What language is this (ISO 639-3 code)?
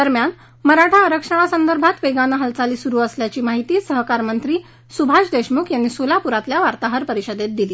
mar